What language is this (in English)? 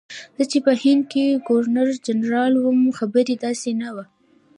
Pashto